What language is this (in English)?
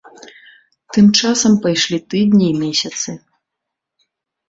Belarusian